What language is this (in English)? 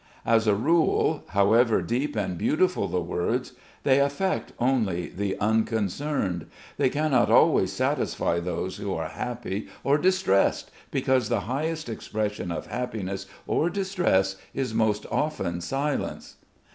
English